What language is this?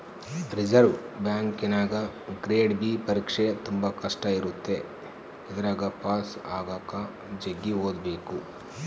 Kannada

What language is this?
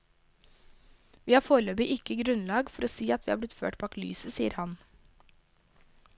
Norwegian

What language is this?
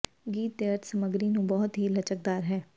Punjabi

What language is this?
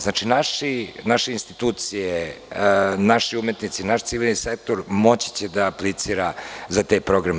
Serbian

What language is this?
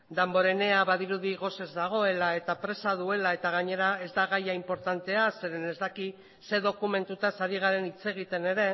Basque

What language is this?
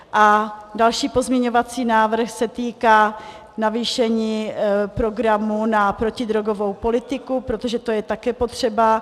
Czech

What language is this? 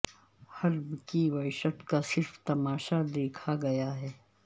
Urdu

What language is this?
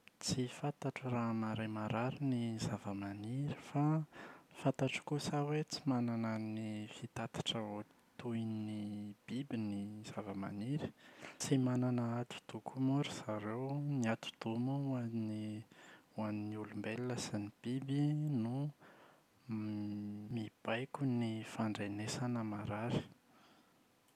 Malagasy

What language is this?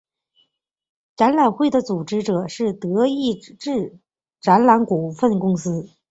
Chinese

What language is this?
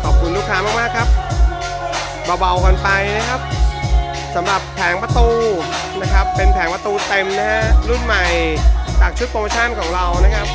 Thai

